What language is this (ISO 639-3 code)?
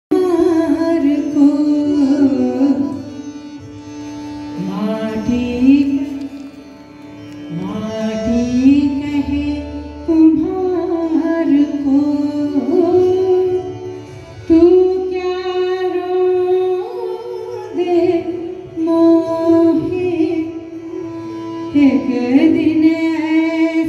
hin